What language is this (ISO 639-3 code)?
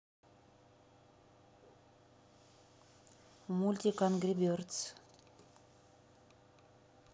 rus